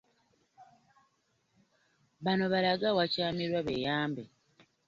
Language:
Ganda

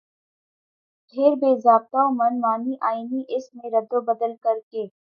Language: Urdu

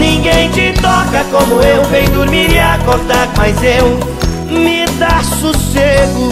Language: Portuguese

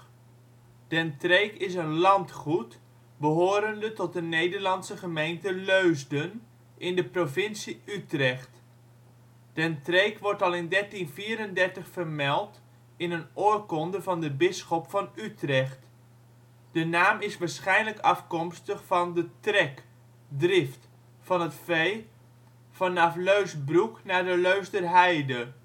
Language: Dutch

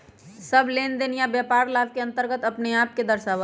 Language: Magahi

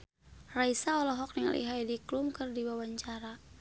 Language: Sundanese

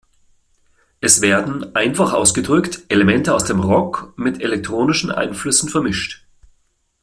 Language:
German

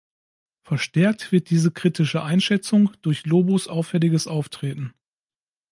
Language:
German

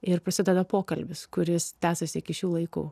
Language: Lithuanian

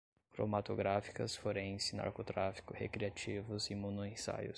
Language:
Portuguese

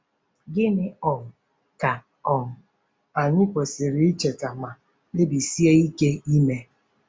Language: Igbo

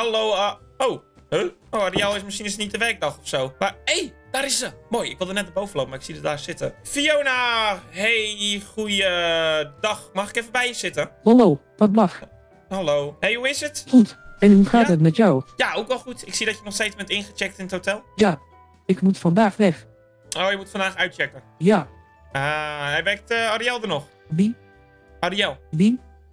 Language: Dutch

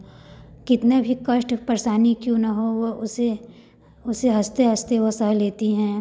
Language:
Hindi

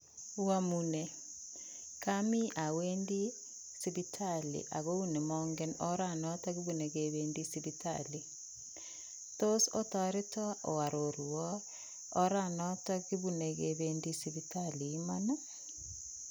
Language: Kalenjin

